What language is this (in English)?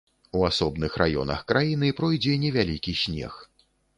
Belarusian